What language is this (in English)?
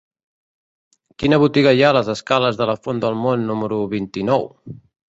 Catalan